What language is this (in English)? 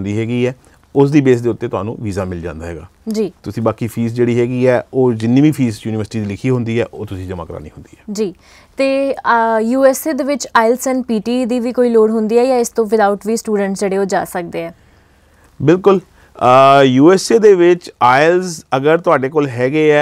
Punjabi